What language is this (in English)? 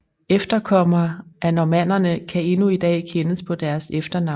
Danish